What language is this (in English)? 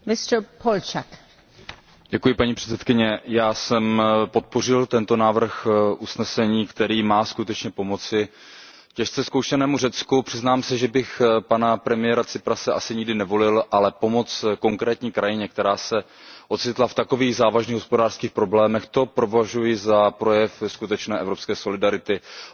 Czech